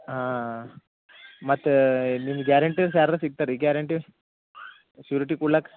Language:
Kannada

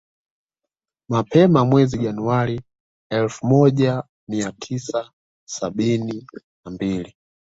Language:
Swahili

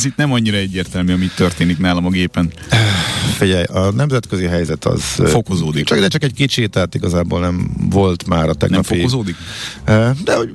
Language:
Hungarian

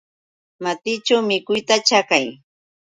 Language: Yauyos Quechua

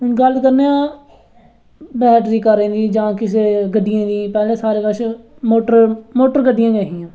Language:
Dogri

